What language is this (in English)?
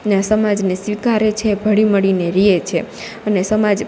Gujarati